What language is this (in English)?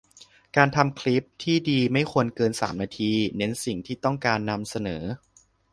Thai